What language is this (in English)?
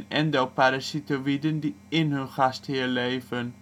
Dutch